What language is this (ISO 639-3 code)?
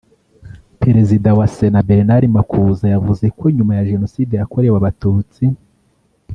kin